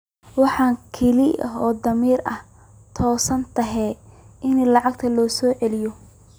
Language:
Somali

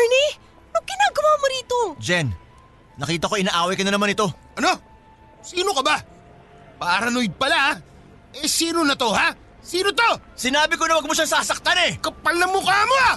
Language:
Filipino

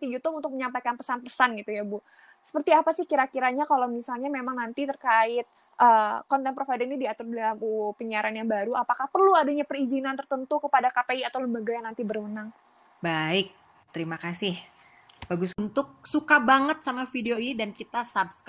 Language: Indonesian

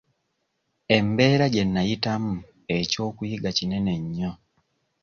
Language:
Ganda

